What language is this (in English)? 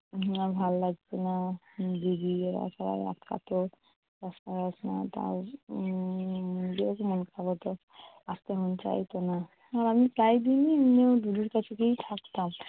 Bangla